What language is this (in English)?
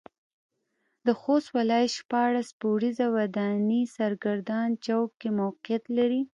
Pashto